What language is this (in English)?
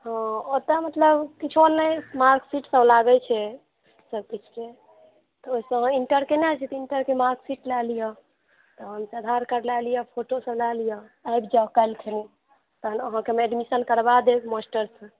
Maithili